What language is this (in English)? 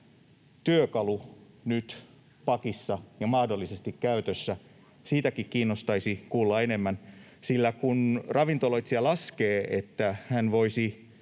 Finnish